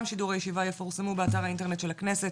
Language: Hebrew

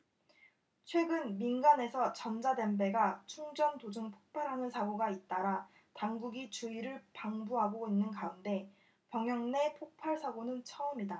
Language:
Korean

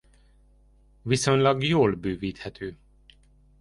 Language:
Hungarian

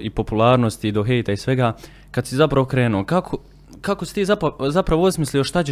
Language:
Croatian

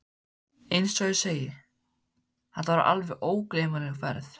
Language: Icelandic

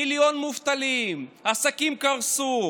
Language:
Hebrew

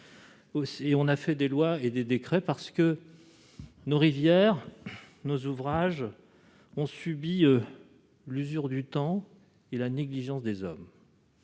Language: French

